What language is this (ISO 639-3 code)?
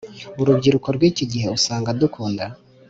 kin